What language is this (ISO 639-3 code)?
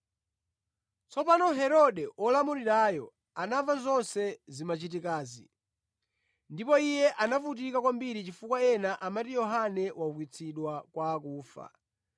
nya